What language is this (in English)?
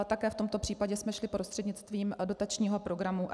Czech